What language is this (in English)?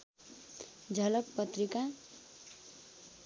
Nepali